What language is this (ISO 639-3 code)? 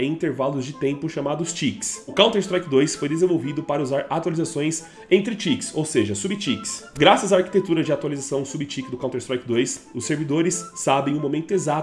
por